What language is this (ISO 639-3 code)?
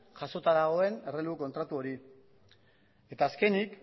eus